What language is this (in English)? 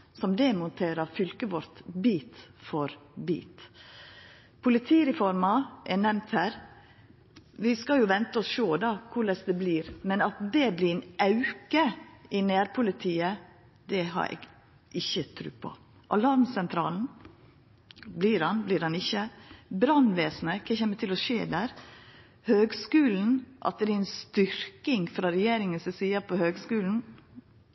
Norwegian Nynorsk